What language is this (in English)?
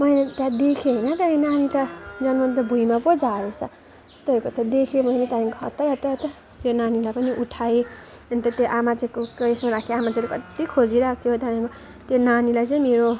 Nepali